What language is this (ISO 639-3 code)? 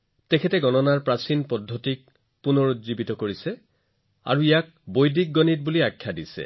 asm